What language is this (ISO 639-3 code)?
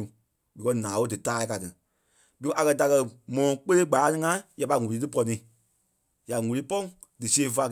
kpe